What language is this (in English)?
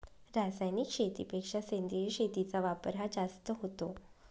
Marathi